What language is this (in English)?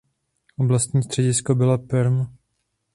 Czech